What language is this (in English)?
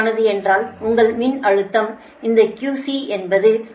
Tamil